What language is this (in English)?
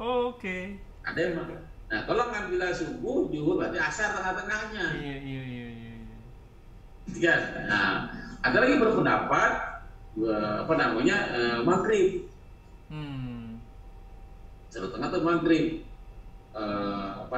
Indonesian